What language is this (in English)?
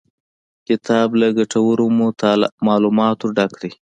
Pashto